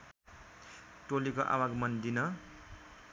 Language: Nepali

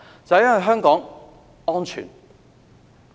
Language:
Cantonese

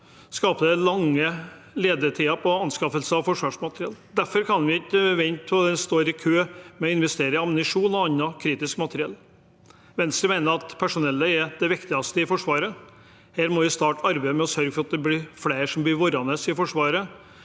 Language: Norwegian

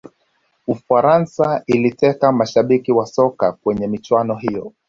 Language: Swahili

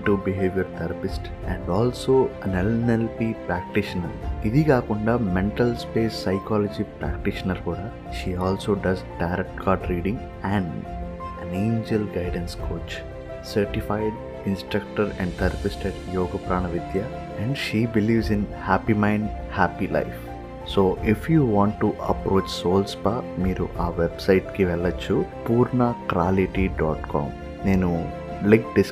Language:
Telugu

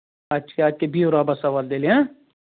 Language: Kashmiri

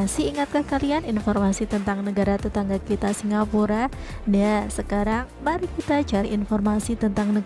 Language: Indonesian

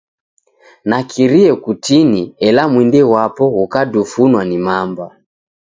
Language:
Taita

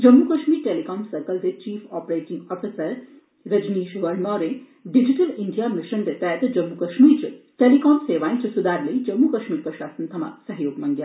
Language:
Dogri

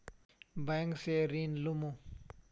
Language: Magahi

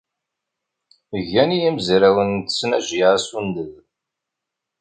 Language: Kabyle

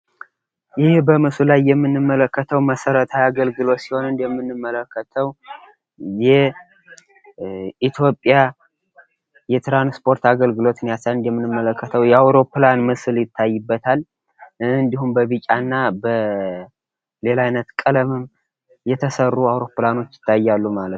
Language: Amharic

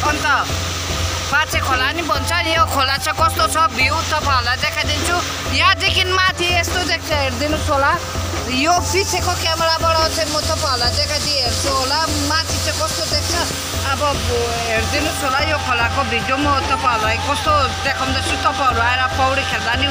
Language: Romanian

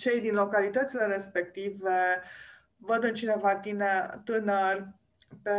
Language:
Romanian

